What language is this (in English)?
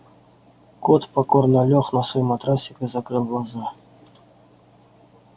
Russian